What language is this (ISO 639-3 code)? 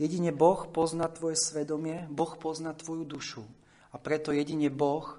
slk